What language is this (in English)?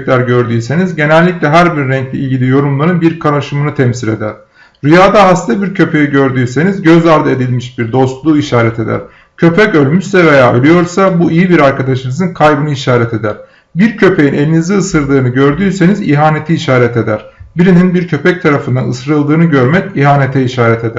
Turkish